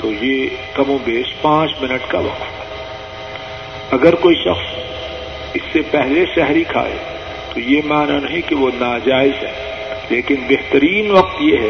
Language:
Urdu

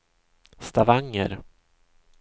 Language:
Swedish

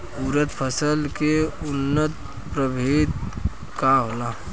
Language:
Bhojpuri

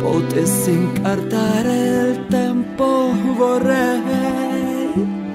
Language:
Italian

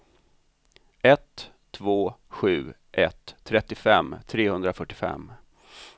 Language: Swedish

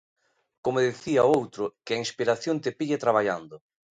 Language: Galician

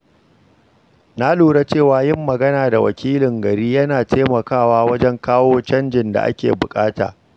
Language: Hausa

